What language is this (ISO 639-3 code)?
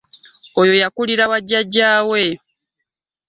lug